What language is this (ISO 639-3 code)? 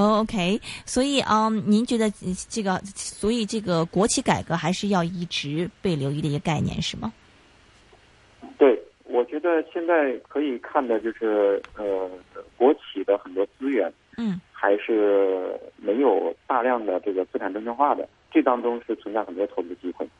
zho